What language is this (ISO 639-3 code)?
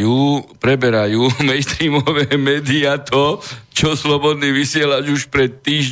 slk